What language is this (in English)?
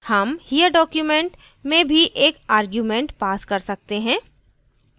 Hindi